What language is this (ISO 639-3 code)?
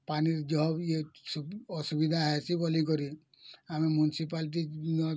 ori